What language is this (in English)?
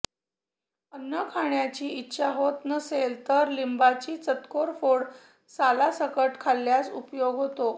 Marathi